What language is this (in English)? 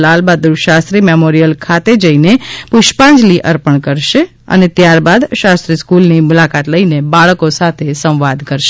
Gujarati